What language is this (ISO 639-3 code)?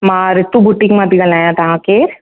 snd